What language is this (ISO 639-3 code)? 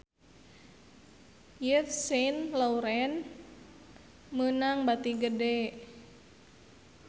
sun